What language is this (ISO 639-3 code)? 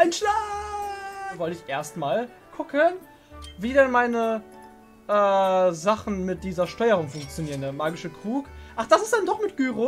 deu